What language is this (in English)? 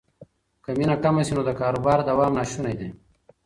Pashto